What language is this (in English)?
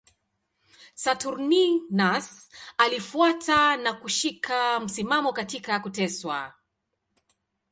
Swahili